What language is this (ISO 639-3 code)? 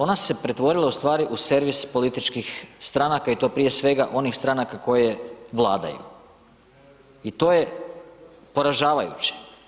hrv